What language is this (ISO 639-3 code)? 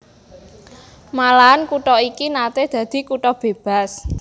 jav